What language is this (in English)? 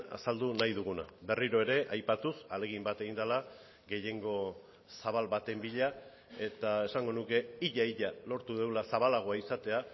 Basque